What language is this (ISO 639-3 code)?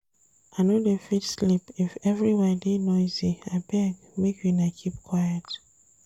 pcm